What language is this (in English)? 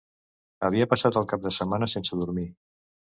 Catalan